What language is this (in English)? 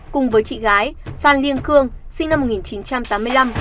Vietnamese